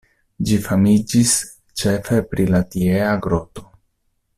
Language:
Esperanto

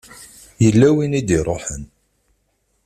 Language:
Kabyle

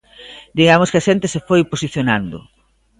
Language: Galician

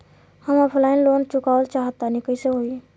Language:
Bhojpuri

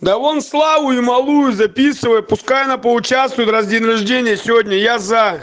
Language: Russian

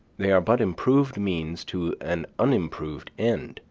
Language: English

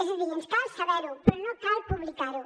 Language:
Catalan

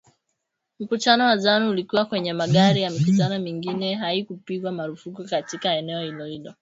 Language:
Swahili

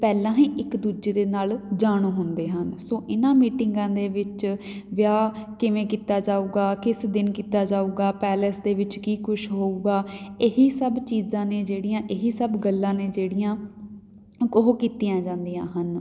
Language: Punjabi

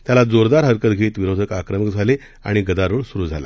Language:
Marathi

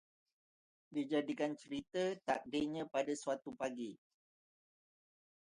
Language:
Malay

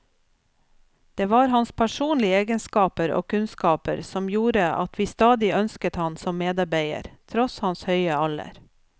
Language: Norwegian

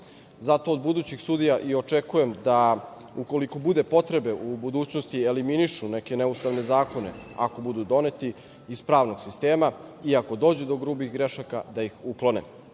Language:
Serbian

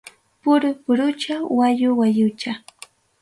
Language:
Ayacucho Quechua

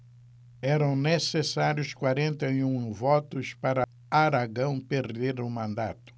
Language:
Portuguese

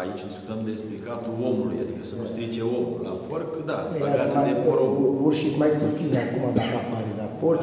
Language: Romanian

